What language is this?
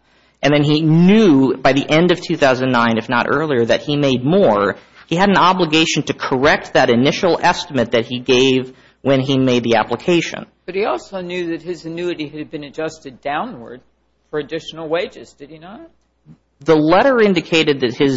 English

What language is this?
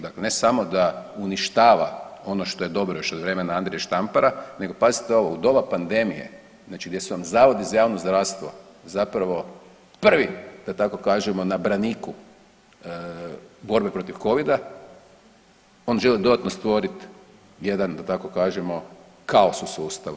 Croatian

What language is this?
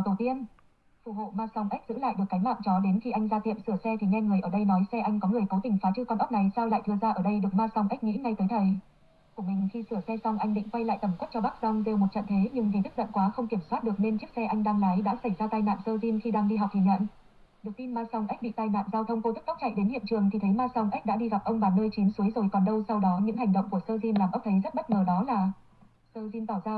Vietnamese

